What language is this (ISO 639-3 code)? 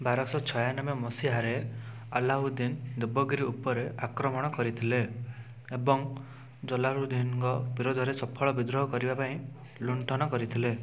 ori